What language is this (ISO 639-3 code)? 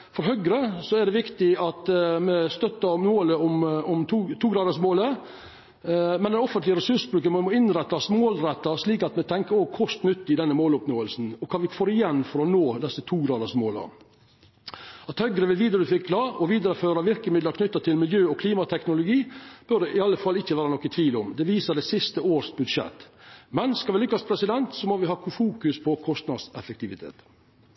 nno